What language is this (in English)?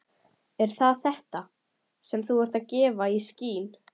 Icelandic